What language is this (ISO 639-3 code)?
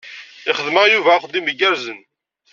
kab